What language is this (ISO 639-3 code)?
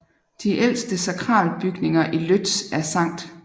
dan